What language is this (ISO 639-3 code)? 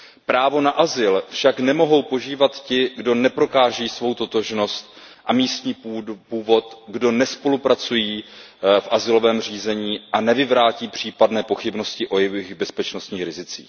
ces